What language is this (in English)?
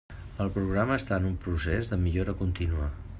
Catalan